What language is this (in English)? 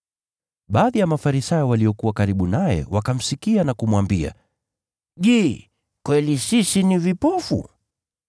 Swahili